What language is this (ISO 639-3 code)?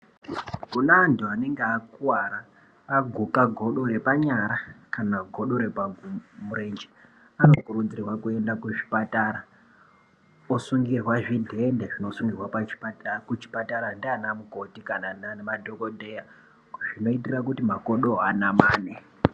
ndc